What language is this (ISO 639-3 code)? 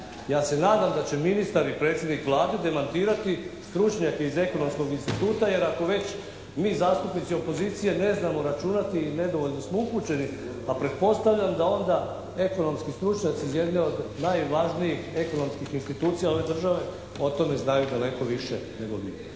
hrv